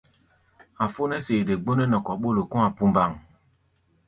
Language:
Gbaya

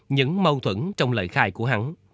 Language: Vietnamese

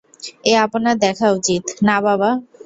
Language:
Bangla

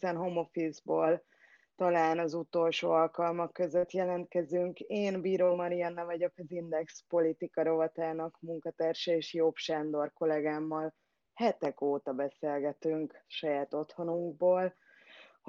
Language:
Hungarian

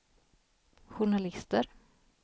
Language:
Swedish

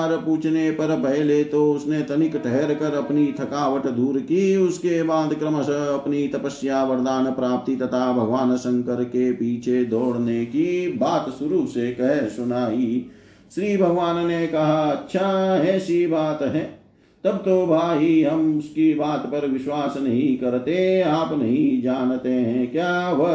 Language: Hindi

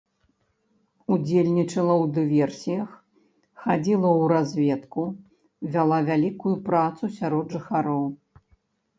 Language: Belarusian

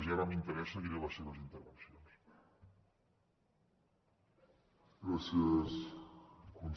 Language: Catalan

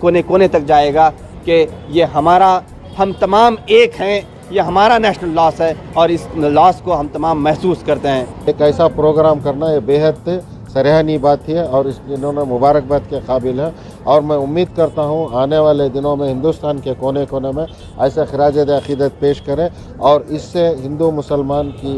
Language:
Hindi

